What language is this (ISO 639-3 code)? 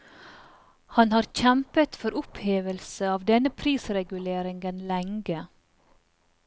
nor